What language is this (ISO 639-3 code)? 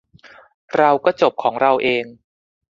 tha